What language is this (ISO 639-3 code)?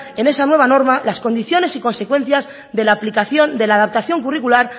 spa